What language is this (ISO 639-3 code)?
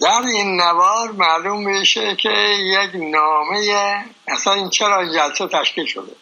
fas